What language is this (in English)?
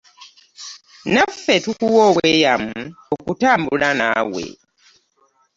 Ganda